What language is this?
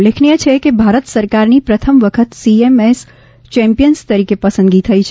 Gujarati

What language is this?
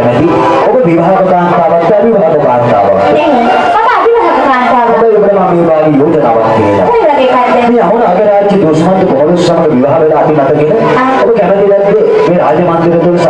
Sinhala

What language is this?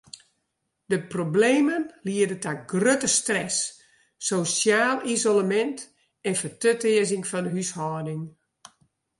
Western Frisian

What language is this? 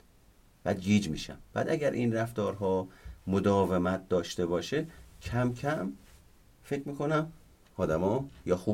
Persian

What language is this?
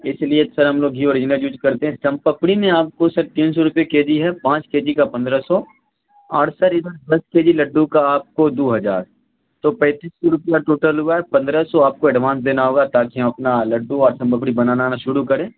Urdu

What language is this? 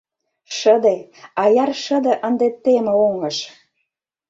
Mari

